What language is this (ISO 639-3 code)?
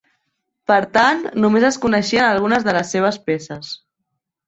cat